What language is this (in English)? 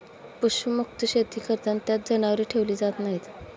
Marathi